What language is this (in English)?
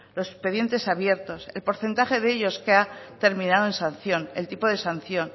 Spanish